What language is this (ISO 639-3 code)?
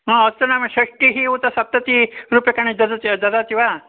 san